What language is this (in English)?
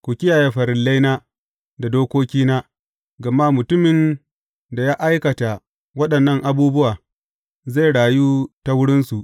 Hausa